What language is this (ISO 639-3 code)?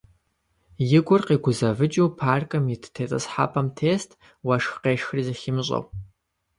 kbd